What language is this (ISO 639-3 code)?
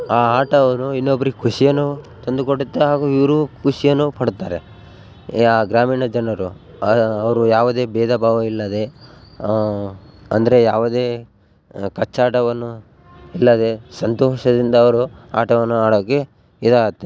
kan